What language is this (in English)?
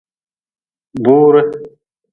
Nawdm